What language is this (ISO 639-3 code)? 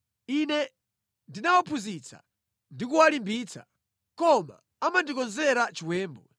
nya